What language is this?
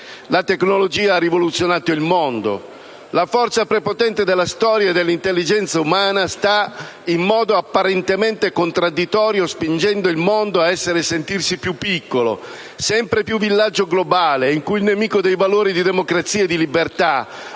Italian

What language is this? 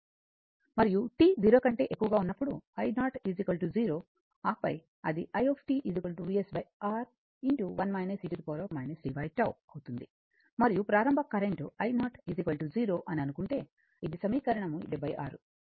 Telugu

